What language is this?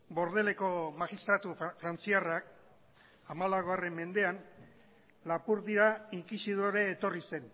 Basque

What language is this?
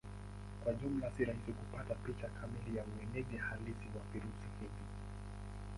Swahili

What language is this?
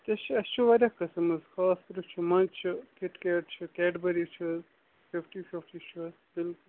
Kashmiri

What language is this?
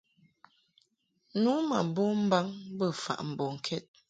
Mungaka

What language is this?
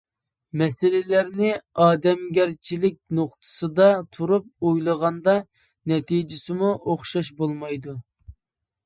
Uyghur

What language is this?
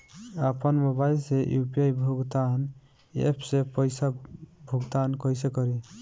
Bhojpuri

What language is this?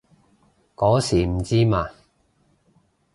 Cantonese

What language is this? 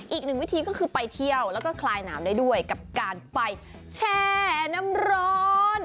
Thai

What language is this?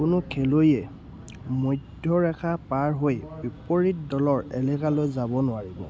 Assamese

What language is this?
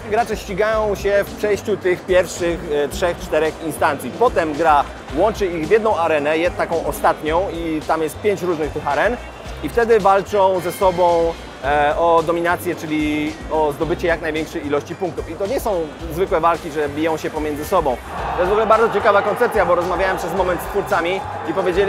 Polish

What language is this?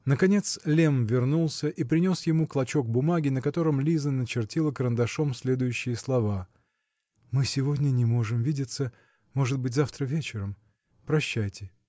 Russian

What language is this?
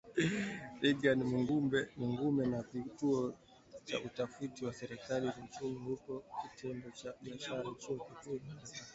Swahili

